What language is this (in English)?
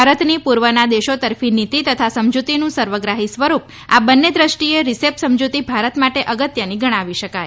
Gujarati